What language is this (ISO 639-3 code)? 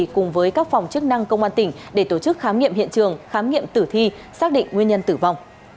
vie